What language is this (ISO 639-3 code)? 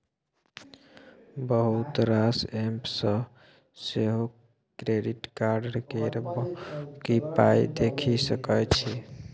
mai